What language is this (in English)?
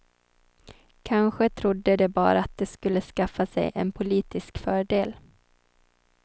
Swedish